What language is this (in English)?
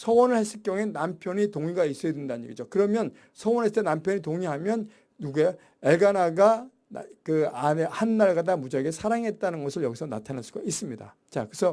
Korean